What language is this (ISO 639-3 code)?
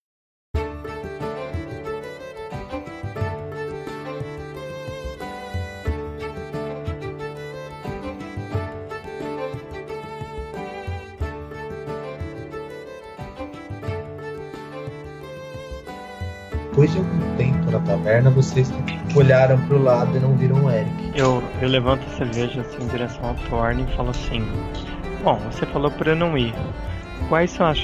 por